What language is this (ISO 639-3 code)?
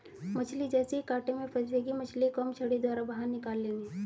hin